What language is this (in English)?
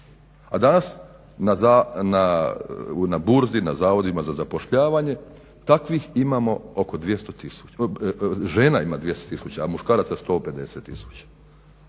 Croatian